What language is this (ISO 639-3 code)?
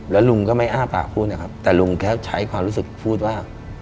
tha